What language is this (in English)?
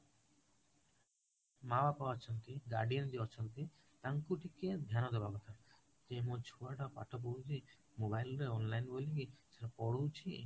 Odia